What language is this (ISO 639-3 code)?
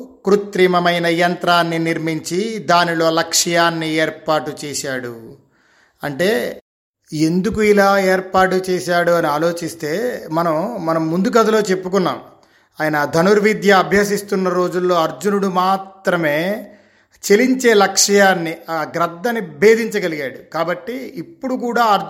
tel